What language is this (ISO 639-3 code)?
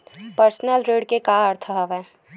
hne